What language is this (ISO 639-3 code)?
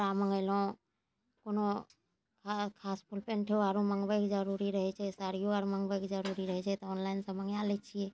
mai